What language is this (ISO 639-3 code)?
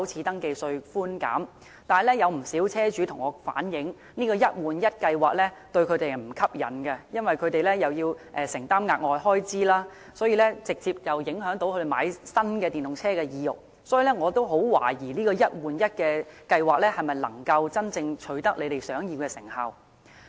yue